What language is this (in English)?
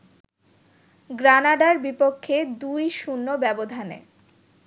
Bangla